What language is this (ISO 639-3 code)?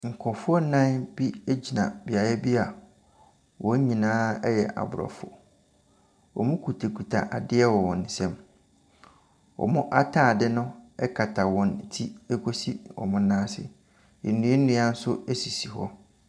aka